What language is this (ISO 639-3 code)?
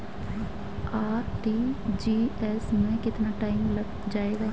hin